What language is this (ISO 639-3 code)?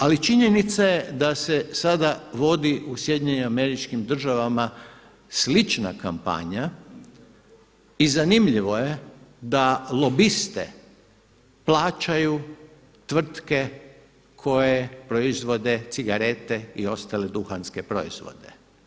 hrv